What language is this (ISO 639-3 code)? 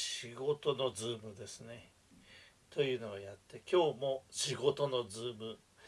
jpn